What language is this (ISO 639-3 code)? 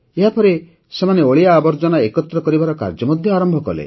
ori